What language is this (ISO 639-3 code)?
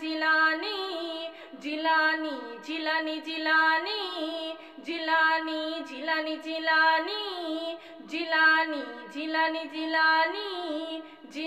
hin